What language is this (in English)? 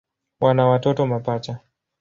Swahili